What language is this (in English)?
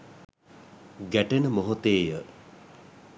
Sinhala